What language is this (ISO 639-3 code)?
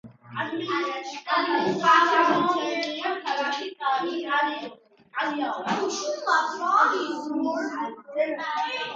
kat